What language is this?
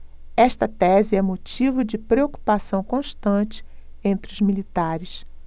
Portuguese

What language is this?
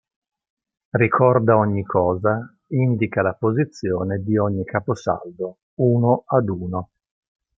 Italian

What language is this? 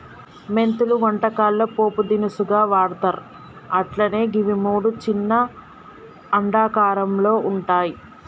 Telugu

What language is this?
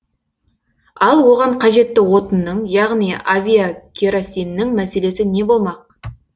Kazakh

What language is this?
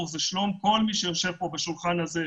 Hebrew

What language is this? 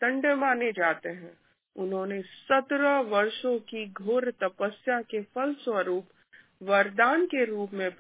Hindi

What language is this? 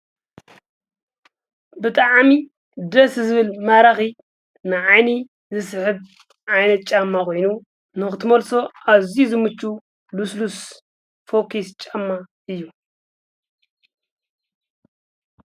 Tigrinya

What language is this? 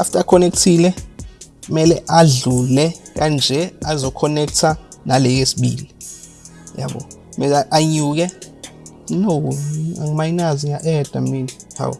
English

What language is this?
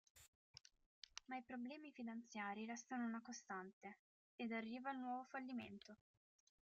Italian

